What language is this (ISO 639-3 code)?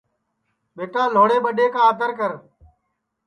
ssi